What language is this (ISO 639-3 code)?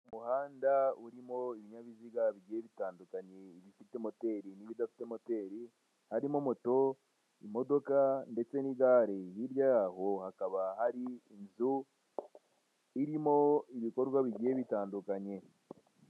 kin